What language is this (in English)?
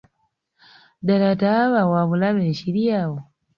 Ganda